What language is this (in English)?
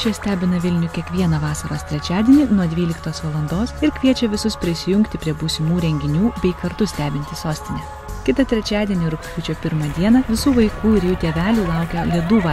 Lithuanian